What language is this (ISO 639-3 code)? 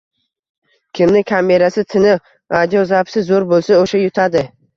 uzb